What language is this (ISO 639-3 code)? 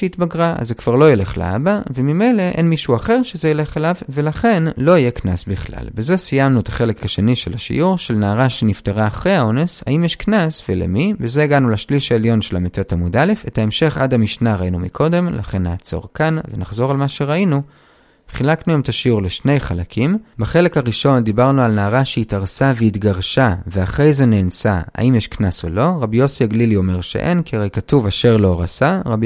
heb